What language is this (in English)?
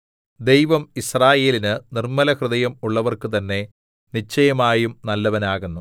Malayalam